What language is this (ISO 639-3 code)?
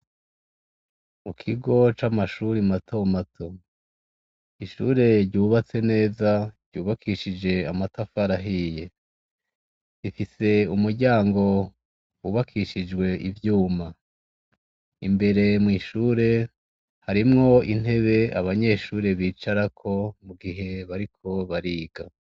run